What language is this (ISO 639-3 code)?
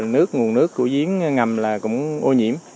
vie